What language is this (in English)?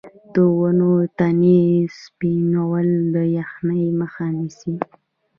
Pashto